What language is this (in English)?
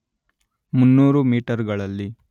Kannada